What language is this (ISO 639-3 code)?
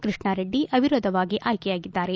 kan